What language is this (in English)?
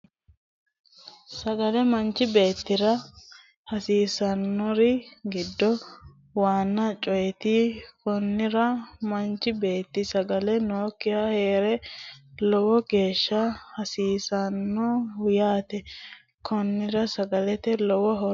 Sidamo